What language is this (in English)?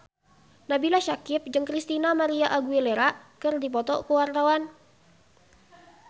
Sundanese